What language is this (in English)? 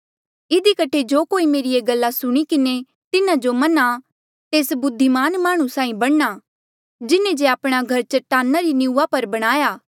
Mandeali